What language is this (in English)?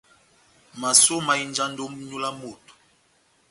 Batanga